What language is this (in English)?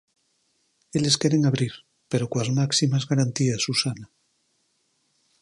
Galician